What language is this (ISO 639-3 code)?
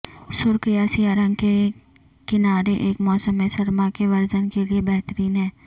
urd